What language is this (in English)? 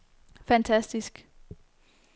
Danish